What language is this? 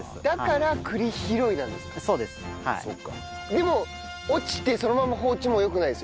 Japanese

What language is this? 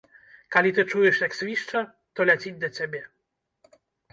Belarusian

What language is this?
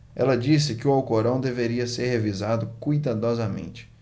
Portuguese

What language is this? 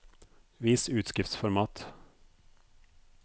Norwegian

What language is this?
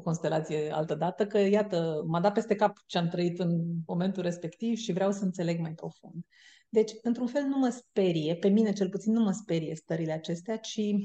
Romanian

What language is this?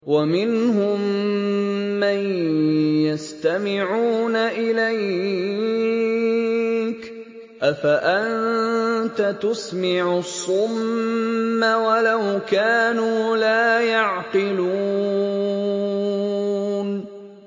Arabic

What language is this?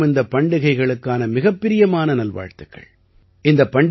Tamil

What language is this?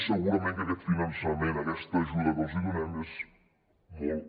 Catalan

